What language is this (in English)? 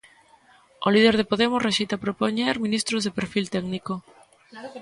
Galician